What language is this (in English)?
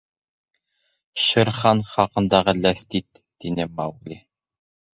Bashkir